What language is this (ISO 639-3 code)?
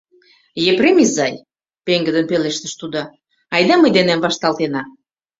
chm